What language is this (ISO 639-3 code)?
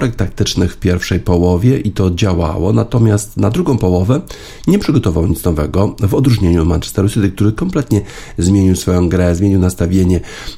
pol